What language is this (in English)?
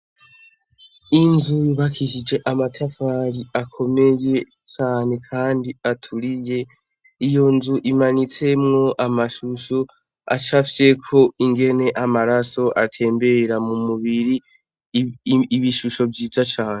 Rundi